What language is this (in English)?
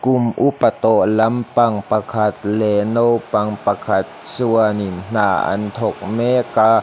Mizo